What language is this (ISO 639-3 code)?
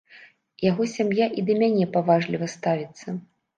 bel